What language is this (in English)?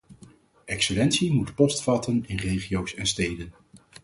Dutch